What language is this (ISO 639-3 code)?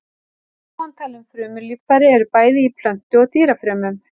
isl